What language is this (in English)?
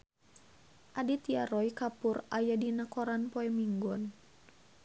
Sundanese